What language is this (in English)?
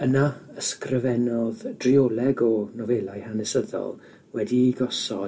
Welsh